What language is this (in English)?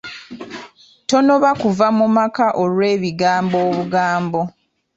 Ganda